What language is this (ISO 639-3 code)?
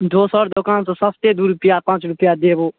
mai